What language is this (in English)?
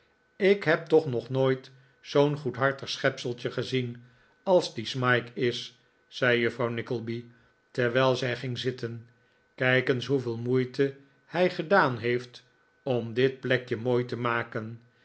Dutch